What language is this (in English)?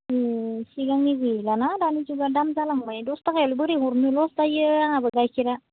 Bodo